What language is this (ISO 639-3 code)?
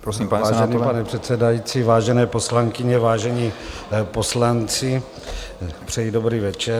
ces